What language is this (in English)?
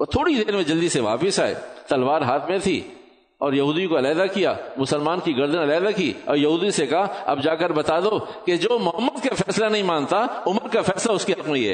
Urdu